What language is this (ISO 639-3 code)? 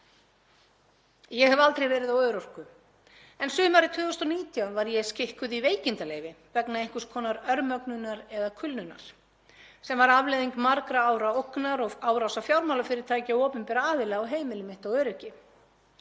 isl